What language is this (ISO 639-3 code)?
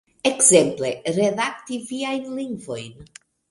epo